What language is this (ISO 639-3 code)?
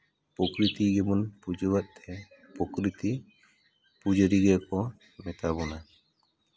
sat